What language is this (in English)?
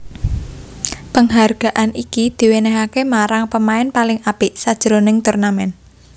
Javanese